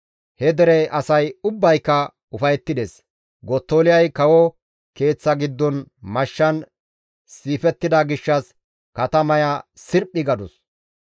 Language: Gamo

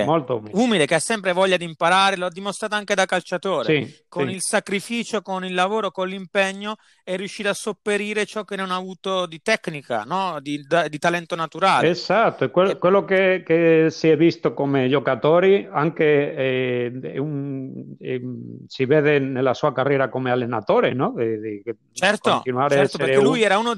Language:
Italian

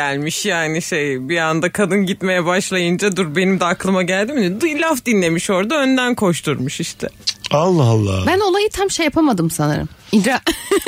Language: Turkish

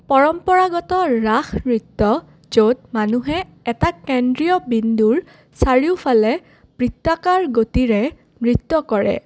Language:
Assamese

